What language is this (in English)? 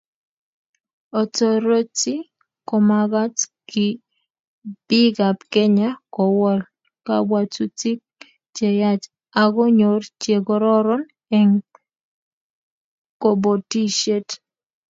Kalenjin